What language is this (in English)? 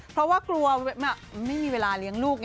Thai